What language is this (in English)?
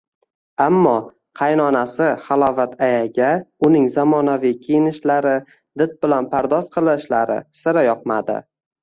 Uzbek